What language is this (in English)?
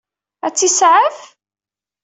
Kabyle